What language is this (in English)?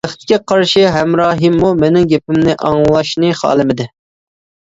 Uyghur